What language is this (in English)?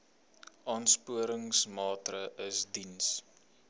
Afrikaans